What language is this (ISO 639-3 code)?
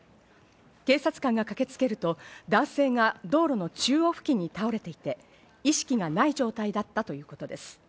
jpn